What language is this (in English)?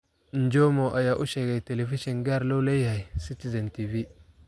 Somali